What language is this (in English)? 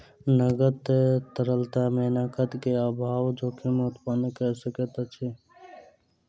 Maithili